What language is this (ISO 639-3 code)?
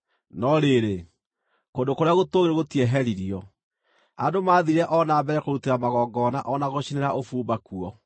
kik